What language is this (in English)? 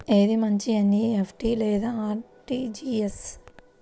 Telugu